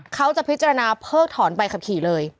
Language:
Thai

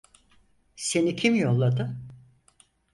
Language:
Turkish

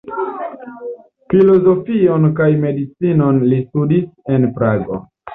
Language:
Esperanto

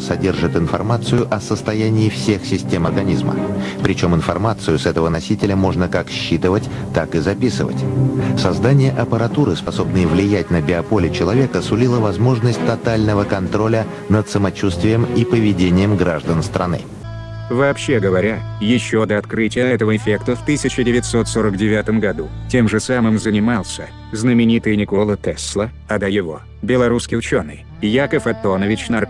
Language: Russian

